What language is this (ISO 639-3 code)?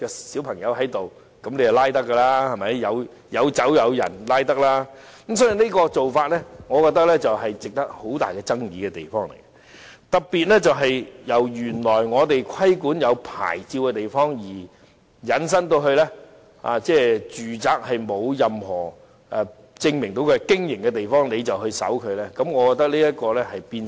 yue